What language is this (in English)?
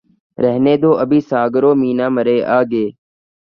Urdu